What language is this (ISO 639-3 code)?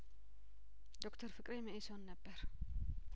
amh